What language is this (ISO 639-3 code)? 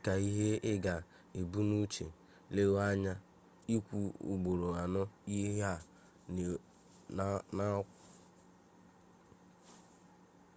ibo